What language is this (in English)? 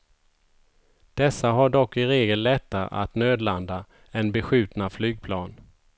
Swedish